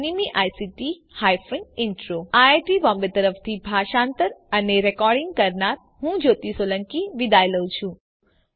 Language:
Gujarati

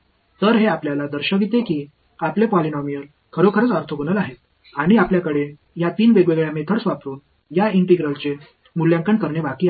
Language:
Marathi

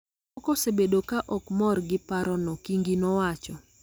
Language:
Luo (Kenya and Tanzania)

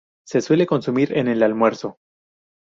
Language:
Spanish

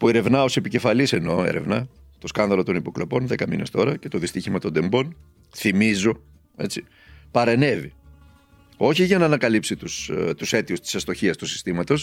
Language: Greek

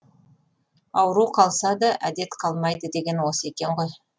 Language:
Kazakh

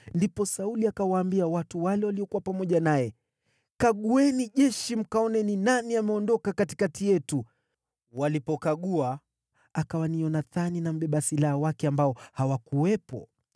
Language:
Swahili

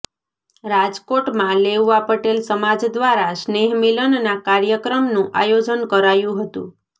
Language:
Gujarati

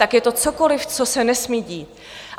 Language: Czech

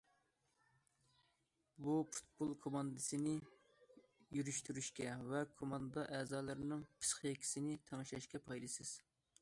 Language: Uyghur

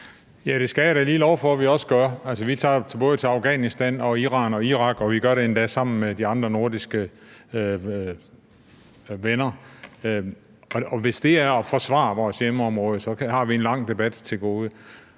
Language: Danish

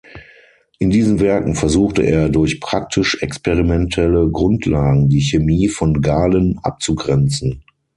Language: German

